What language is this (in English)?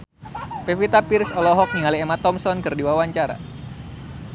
Sundanese